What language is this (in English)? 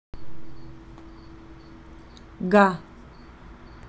Russian